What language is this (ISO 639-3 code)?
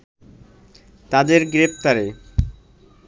ben